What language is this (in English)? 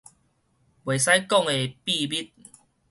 Min Nan Chinese